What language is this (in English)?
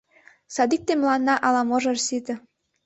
Mari